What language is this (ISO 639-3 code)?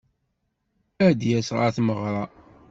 kab